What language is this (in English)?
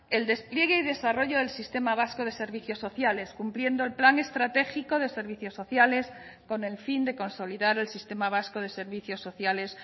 Spanish